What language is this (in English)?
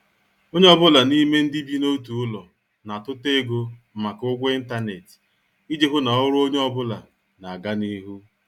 Igbo